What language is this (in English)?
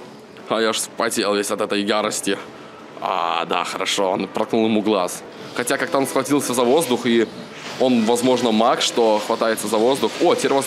Russian